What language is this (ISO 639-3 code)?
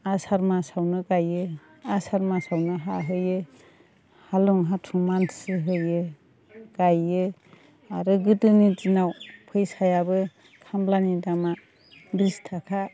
brx